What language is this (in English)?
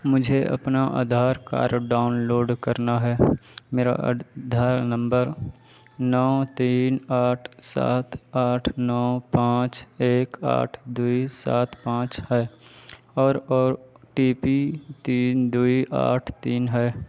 Urdu